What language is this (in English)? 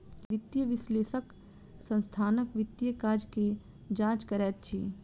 Maithili